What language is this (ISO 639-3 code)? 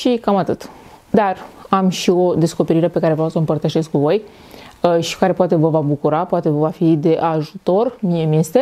ron